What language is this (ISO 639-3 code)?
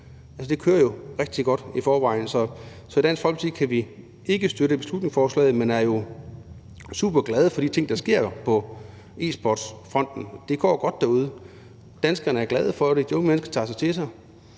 dan